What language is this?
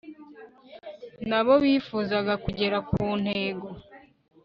Kinyarwanda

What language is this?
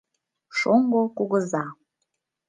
Mari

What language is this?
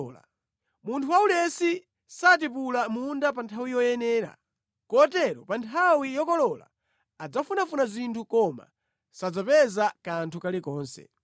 Nyanja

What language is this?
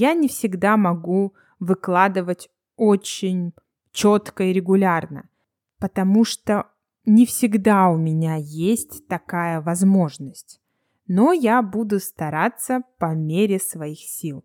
Russian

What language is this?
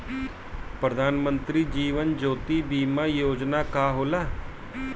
Bhojpuri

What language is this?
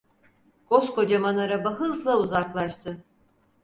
Turkish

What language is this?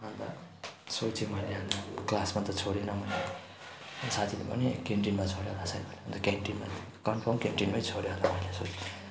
Nepali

